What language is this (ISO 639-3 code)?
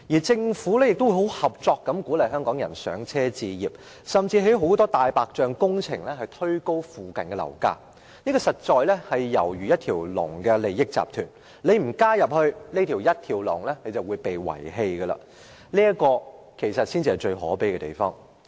yue